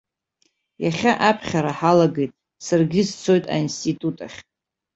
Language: Abkhazian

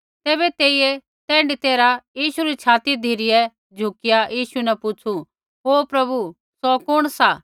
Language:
Kullu Pahari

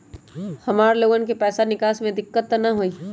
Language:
Magahi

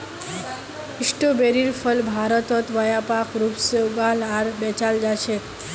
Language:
Magahi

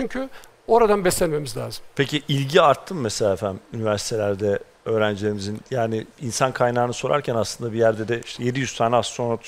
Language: Turkish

